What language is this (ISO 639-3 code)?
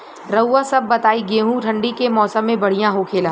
bho